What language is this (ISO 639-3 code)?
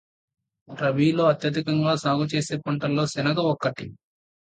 tel